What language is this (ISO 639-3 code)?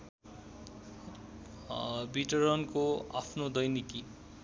nep